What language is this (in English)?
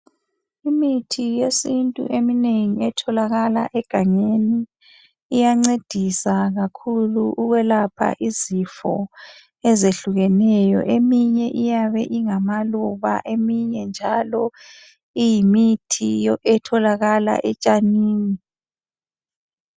North Ndebele